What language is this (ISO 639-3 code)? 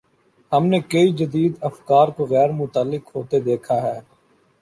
urd